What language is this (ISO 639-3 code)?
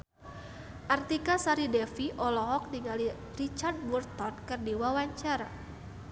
sun